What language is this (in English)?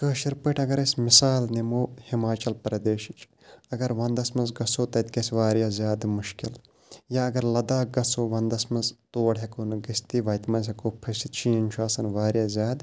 Kashmiri